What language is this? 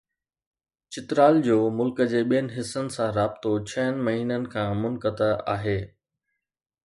Sindhi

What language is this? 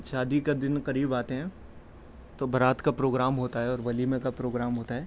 Urdu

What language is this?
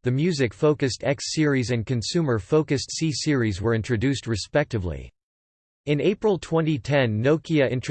English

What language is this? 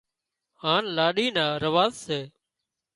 Wadiyara Koli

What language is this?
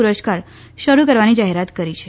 Gujarati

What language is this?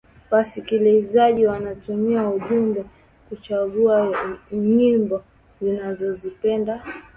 Swahili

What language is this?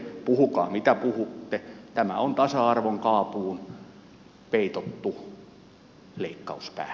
Finnish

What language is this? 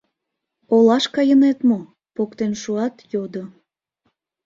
Mari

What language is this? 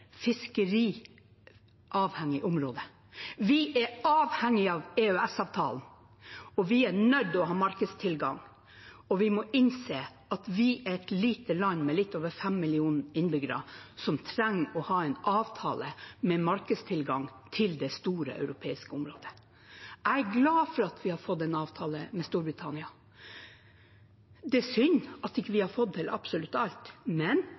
Norwegian Bokmål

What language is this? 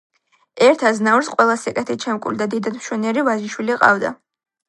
Georgian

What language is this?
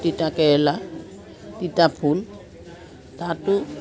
Assamese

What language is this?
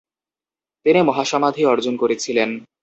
Bangla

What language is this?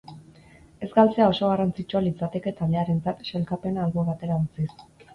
Basque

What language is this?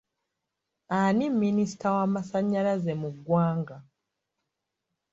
Ganda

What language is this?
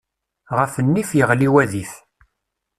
Kabyle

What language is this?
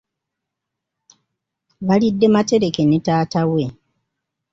Ganda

